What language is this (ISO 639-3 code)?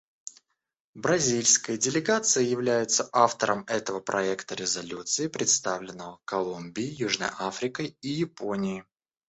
rus